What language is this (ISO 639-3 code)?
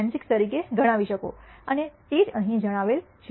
guj